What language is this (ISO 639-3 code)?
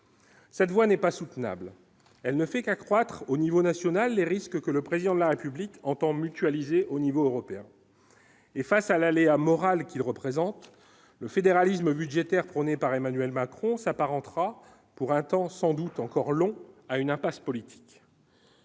fra